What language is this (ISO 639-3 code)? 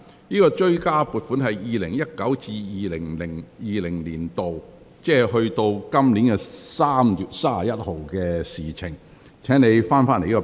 yue